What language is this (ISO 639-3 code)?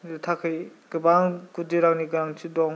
brx